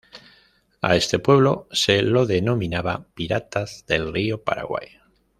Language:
Spanish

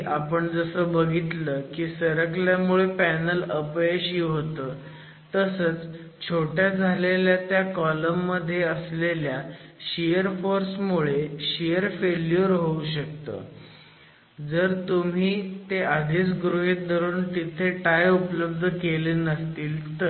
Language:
Marathi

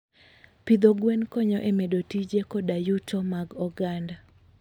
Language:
Luo (Kenya and Tanzania)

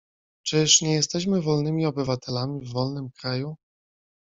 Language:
Polish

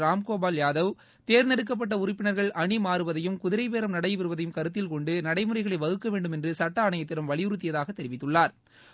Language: Tamil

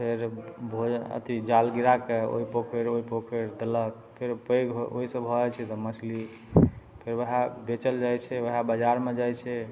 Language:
Maithili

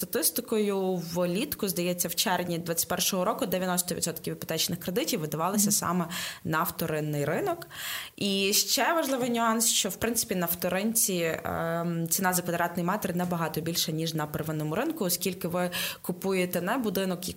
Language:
Ukrainian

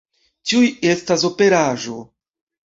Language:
Esperanto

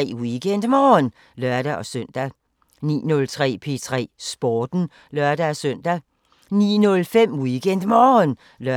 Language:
Danish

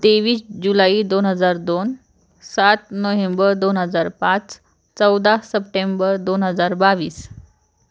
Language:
Marathi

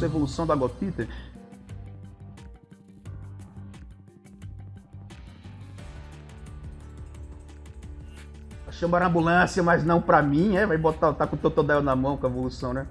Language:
Portuguese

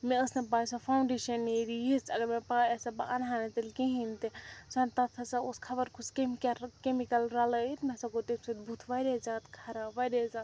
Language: Kashmiri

